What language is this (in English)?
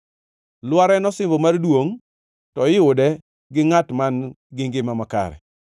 Luo (Kenya and Tanzania)